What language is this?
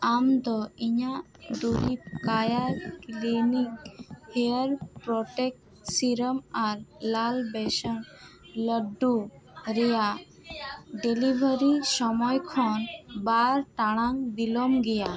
Santali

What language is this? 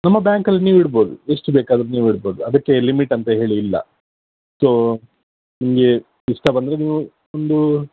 Kannada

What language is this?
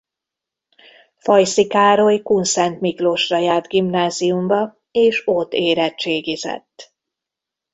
Hungarian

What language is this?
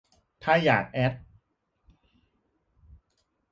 Thai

